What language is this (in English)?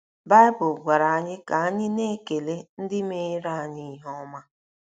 Igbo